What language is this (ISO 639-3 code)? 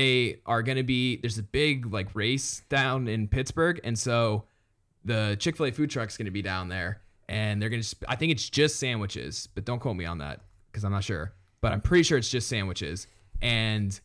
eng